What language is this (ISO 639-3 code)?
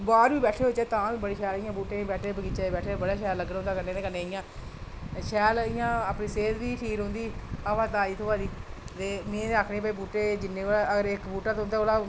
doi